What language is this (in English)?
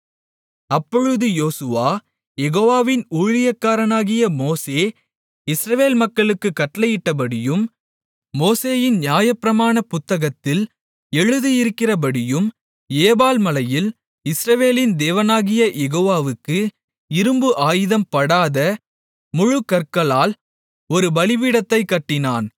Tamil